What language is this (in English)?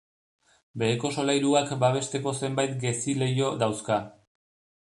Basque